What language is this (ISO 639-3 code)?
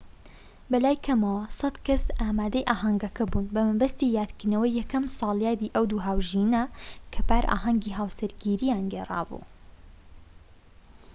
ckb